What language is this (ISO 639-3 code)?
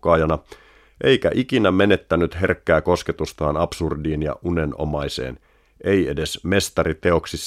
fin